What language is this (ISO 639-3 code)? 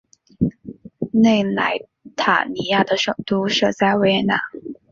zho